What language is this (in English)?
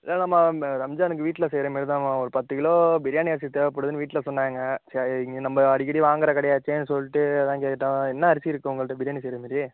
Tamil